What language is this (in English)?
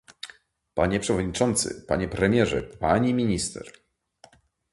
Polish